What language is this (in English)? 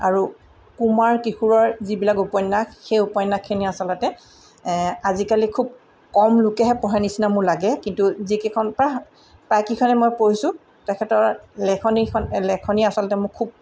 Assamese